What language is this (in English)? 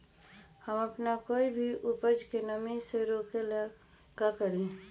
Magahi